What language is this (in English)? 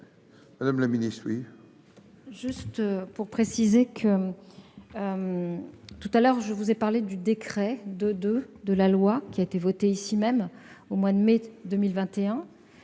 French